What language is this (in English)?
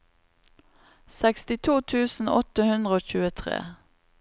Norwegian